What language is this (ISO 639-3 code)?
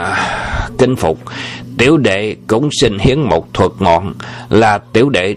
vie